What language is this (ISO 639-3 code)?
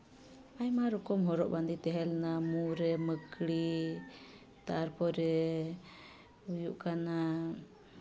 sat